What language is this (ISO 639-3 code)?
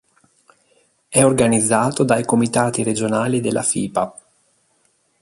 ita